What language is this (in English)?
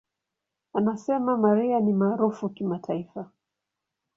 Swahili